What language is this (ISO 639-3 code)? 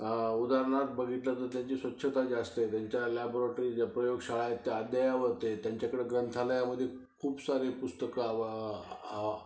mar